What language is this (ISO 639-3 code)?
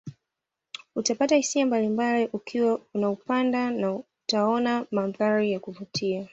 swa